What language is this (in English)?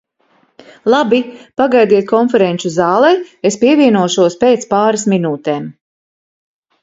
Latvian